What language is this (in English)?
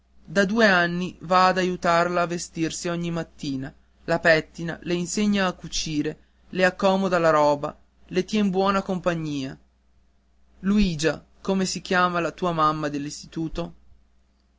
Italian